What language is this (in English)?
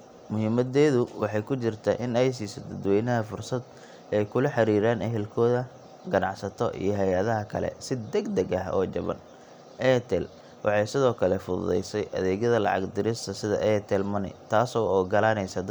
Somali